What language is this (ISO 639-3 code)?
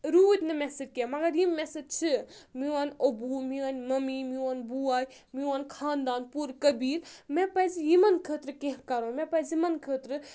kas